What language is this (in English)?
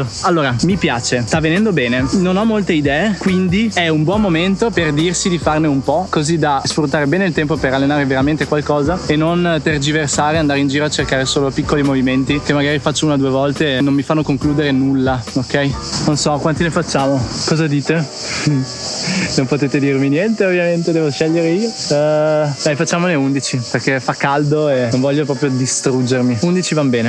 Italian